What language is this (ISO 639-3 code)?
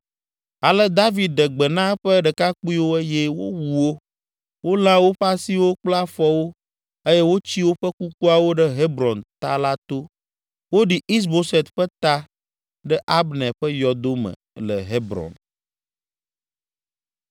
ewe